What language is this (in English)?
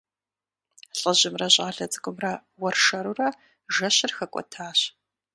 Kabardian